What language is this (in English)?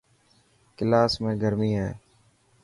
Dhatki